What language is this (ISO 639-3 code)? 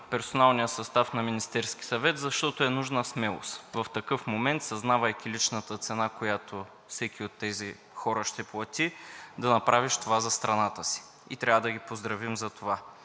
bul